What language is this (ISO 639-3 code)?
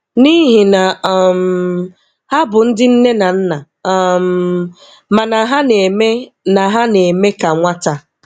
ibo